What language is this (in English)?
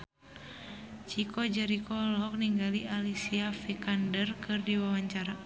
Sundanese